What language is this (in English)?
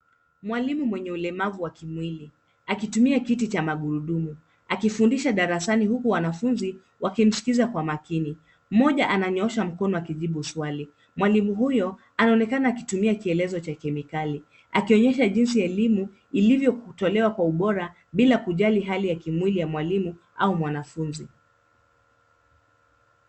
Swahili